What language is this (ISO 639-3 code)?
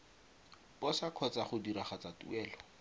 tsn